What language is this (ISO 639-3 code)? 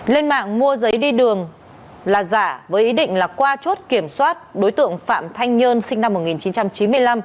vie